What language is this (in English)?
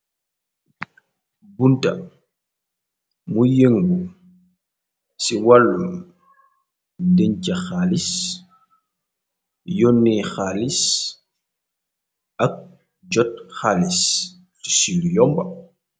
Wolof